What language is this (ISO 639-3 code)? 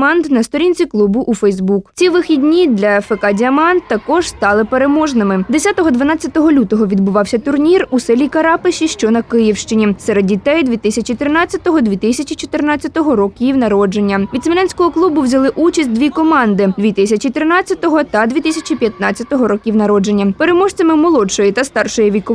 ukr